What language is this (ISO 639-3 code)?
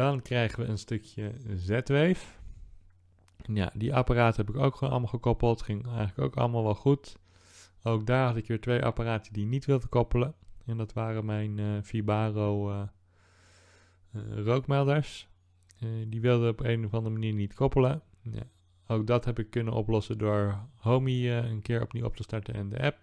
nld